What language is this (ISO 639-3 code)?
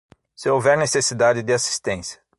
por